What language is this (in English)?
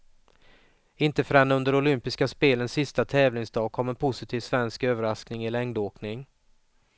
Swedish